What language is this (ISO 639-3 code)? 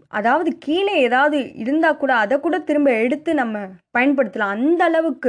tam